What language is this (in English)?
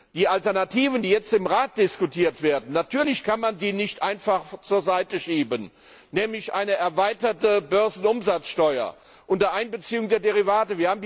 German